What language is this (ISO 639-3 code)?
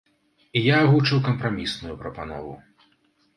bel